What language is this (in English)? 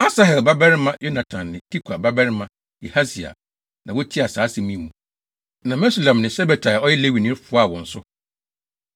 Akan